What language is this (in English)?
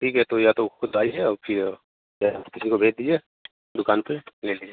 Hindi